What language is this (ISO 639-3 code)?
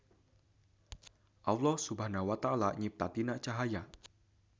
sun